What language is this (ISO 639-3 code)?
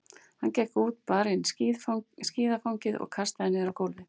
isl